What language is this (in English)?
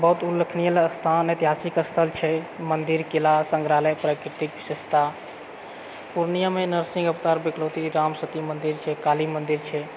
Maithili